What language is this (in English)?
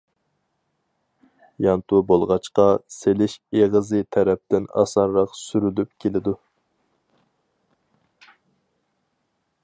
Uyghur